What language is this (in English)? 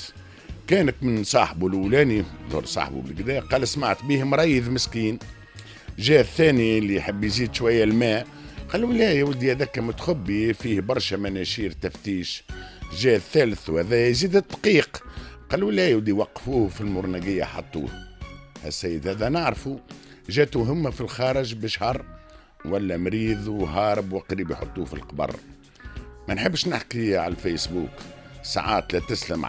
Arabic